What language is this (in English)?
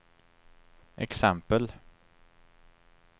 Swedish